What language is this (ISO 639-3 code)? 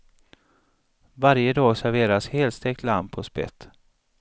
swe